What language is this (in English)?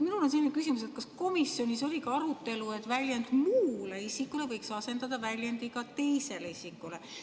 Estonian